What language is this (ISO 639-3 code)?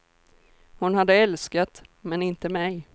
swe